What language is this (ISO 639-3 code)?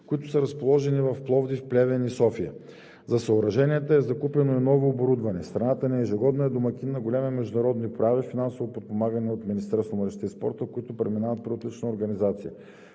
bul